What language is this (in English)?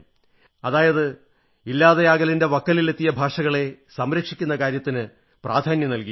Malayalam